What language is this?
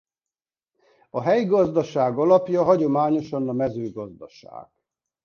Hungarian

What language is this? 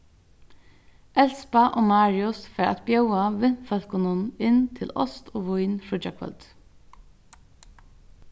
Faroese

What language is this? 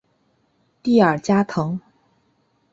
Chinese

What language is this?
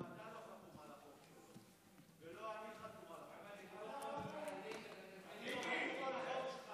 Hebrew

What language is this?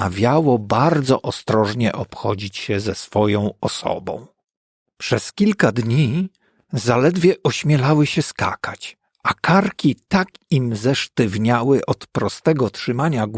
Polish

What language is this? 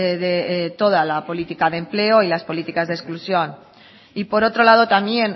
Spanish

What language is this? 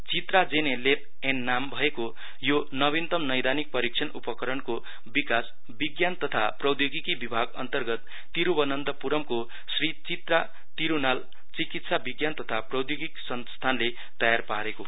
Nepali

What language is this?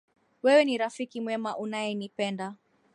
Swahili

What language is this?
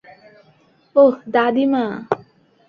Bangla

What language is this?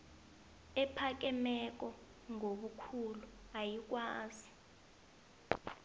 South Ndebele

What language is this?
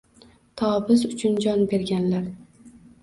Uzbek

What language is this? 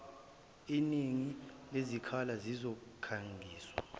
Zulu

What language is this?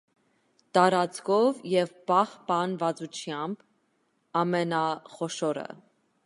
Armenian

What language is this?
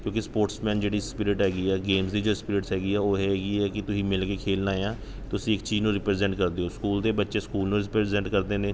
Punjabi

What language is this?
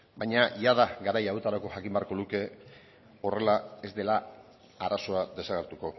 Basque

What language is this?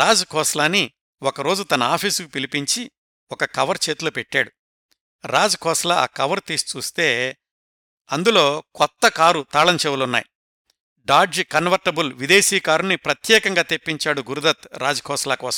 Telugu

